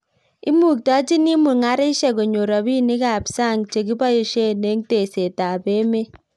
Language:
Kalenjin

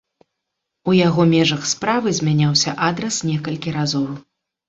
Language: Belarusian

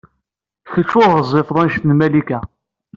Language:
Kabyle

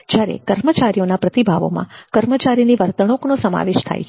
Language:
Gujarati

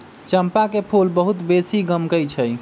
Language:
Magahi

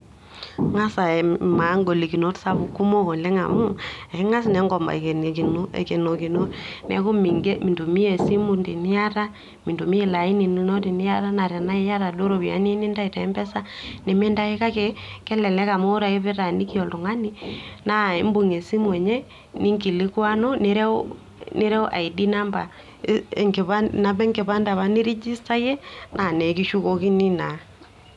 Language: Masai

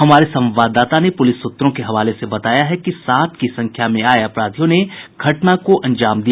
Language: Hindi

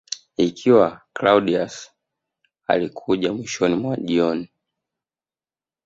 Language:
Swahili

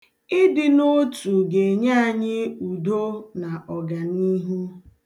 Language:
Igbo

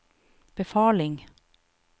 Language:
Norwegian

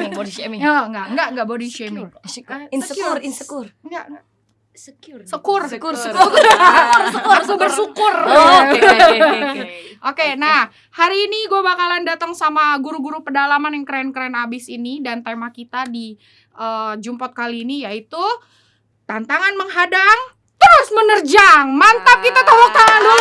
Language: Indonesian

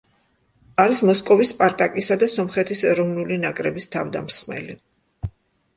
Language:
Georgian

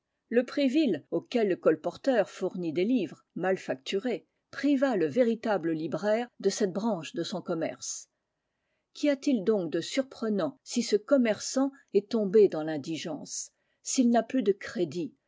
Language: French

